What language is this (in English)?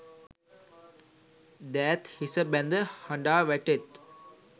Sinhala